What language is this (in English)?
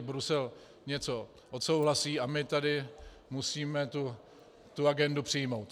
Czech